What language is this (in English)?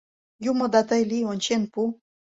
Mari